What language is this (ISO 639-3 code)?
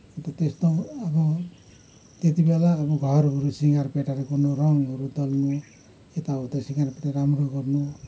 nep